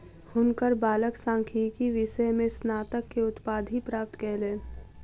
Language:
Maithili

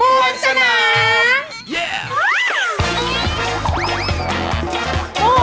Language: Thai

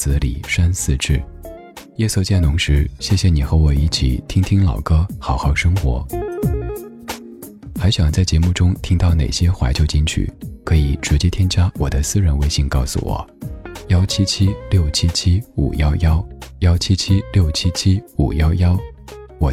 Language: Chinese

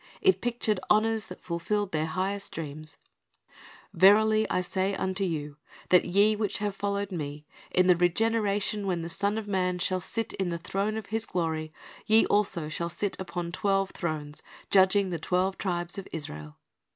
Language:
English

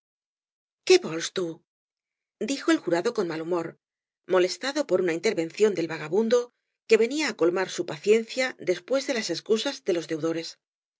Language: Spanish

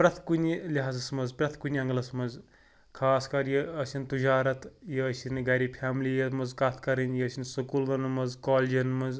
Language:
Kashmiri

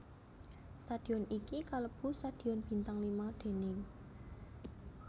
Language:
Javanese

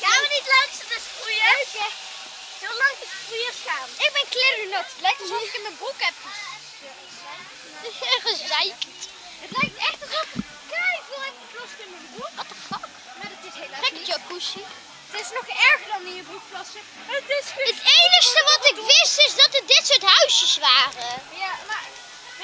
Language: Dutch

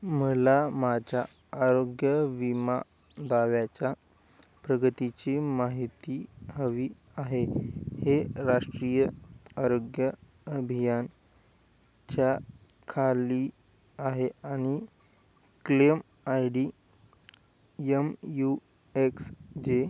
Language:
Marathi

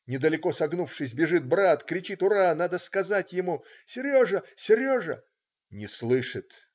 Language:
Russian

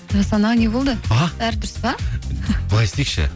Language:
Kazakh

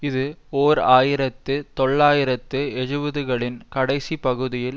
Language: Tamil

